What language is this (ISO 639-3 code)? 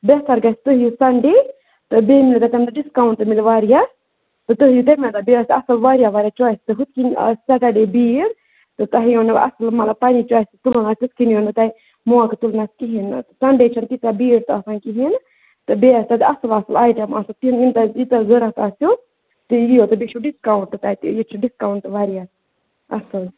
kas